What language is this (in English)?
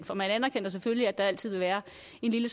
Danish